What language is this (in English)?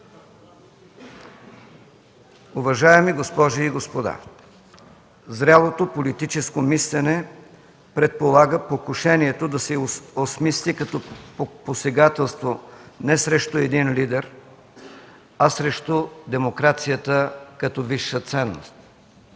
Bulgarian